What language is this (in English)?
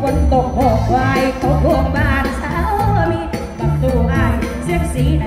Thai